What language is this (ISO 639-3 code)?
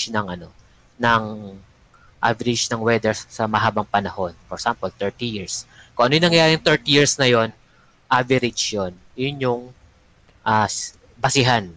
fil